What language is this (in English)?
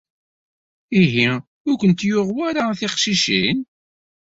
Kabyle